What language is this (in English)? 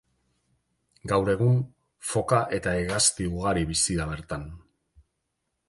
Basque